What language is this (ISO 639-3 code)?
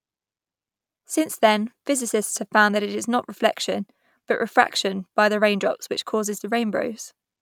eng